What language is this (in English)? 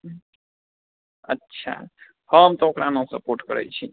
Maithili